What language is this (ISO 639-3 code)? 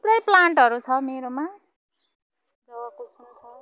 nep